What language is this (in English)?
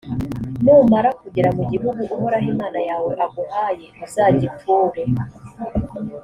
Kinyarwanda